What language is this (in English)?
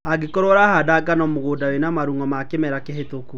Kikuyu